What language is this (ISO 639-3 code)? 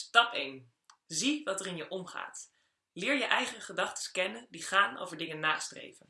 nld